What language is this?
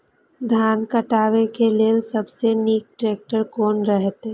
Maithili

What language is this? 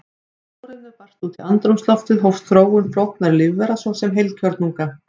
Icelandic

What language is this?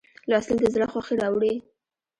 Pashto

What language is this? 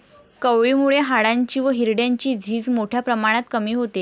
Marathi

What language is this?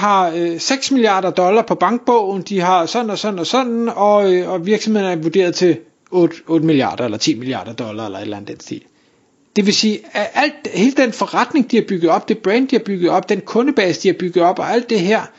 Danish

